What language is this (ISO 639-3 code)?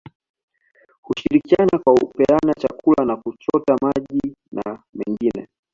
swa